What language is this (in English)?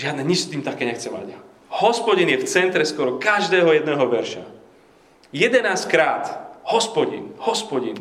Slovak